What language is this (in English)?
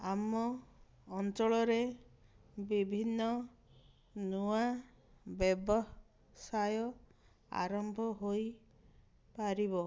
Odia